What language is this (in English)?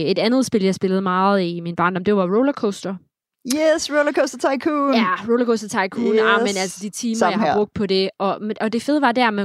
Danish